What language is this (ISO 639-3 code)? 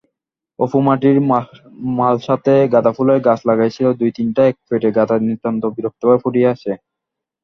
ben